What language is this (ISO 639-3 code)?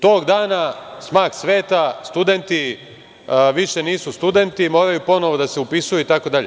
srp